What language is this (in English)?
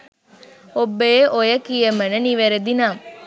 Sinhala